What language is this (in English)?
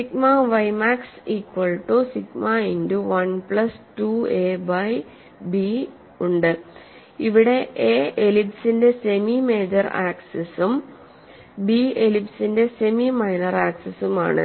Malayalam